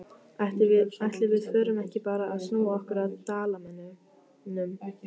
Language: Icelandic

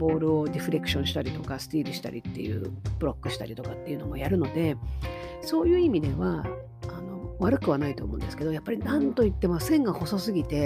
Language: Japanese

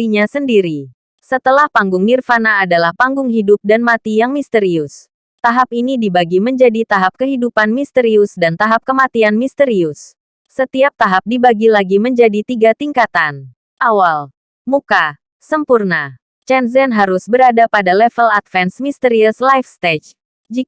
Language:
Indonesian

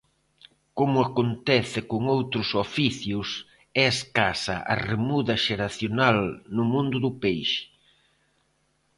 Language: Galician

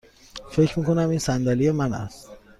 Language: Persian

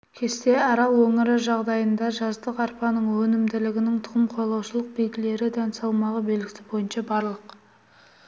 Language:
Kazakh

